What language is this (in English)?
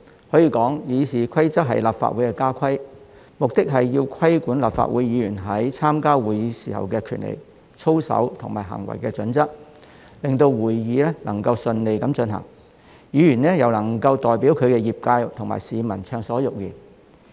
Cantonese